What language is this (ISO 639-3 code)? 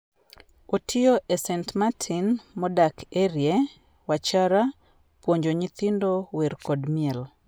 luo